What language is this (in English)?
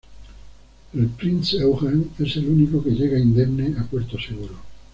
Spanish